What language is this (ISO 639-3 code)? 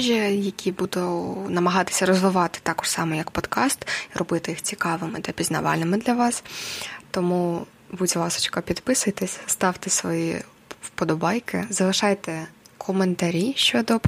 ukr